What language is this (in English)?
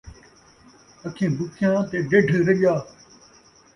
Saraiki